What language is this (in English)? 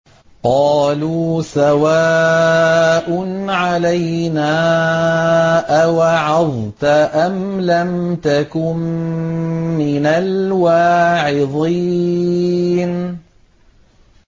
Arabic